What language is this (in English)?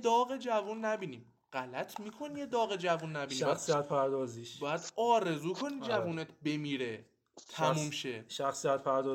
Persian